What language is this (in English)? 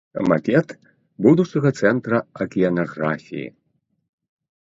Belarusian